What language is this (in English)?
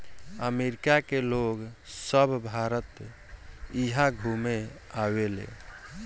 Bhojpuri